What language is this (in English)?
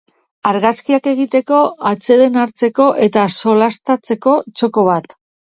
Basque